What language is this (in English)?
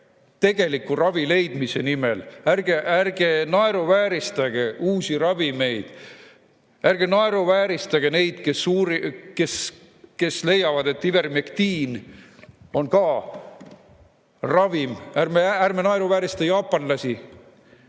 Estonian